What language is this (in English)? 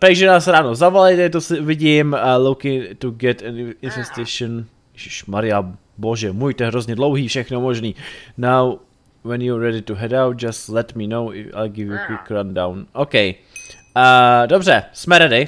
Czech